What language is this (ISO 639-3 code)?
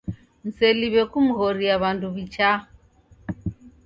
dav